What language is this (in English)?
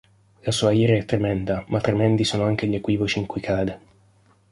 Italian